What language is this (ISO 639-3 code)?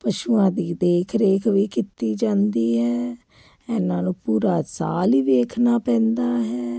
pan